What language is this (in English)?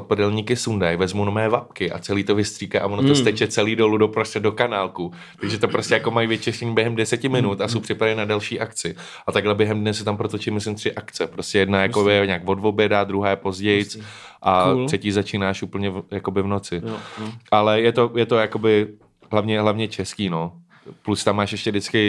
Czech